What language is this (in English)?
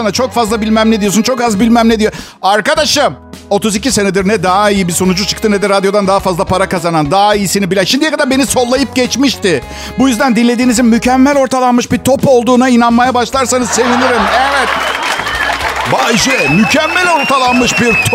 Turkish